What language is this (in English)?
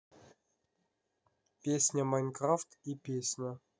Russian